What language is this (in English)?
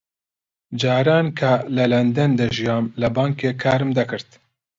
Central Kurdish